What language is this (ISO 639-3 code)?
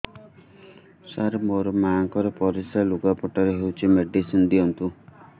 ori